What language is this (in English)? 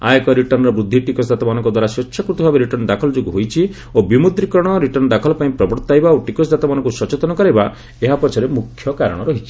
Odia